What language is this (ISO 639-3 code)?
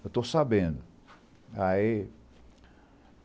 por